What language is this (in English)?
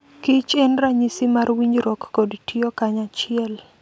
Luo (Kenya and Tanzania)